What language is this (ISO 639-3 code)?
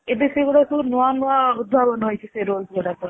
ori